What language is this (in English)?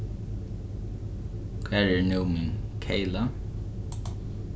Faroese